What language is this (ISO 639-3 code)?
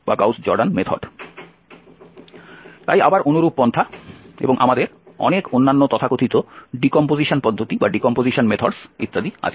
ben